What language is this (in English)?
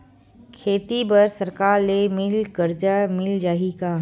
Chhattisgarhi